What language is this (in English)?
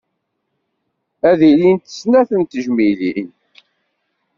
Kabyle